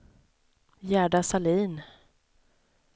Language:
Swedish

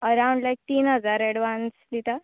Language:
Konkani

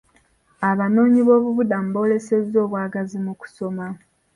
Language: Ganda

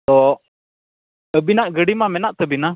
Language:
Santali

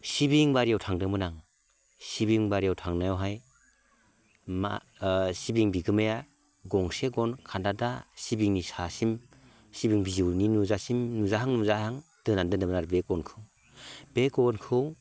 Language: Bodo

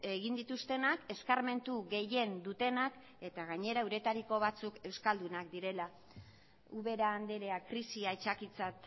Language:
Basque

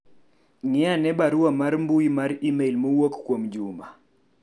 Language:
Luo (Kenya and Tanzania)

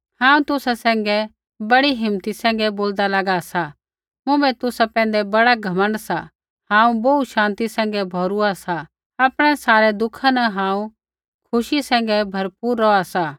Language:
Kullu Pahari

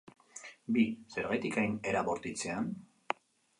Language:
Basque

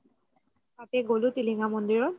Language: Assamese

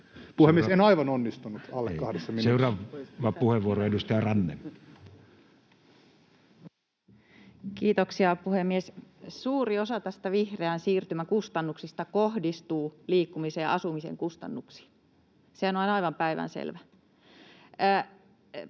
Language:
Finnish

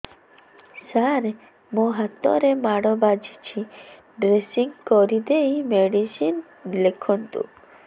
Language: Odia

